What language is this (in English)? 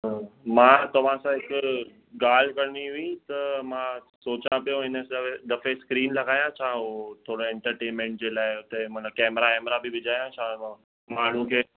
Sindhi